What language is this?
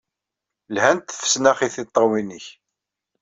Kabyle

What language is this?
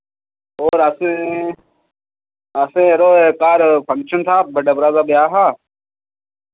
Dogri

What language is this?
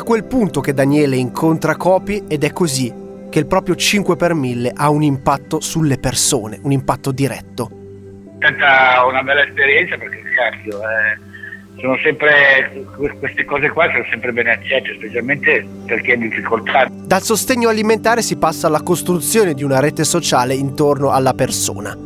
Italian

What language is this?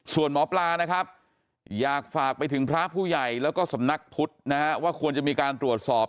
Thai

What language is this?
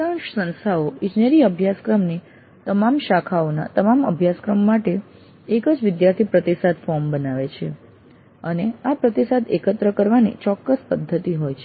Gujarati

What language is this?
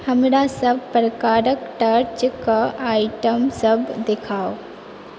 Maithili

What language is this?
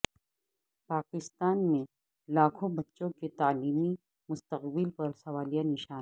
Urdu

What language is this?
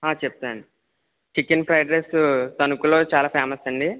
Telugu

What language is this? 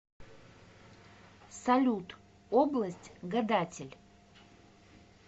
Russian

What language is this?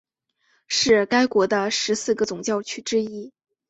Chinese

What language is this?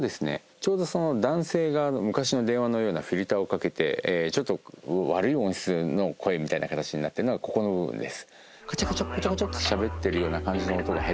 Japanese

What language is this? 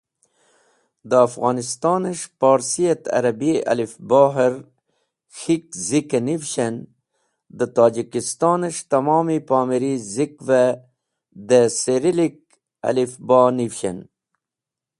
Wakhi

